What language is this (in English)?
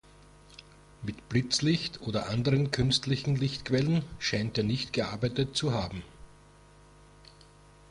German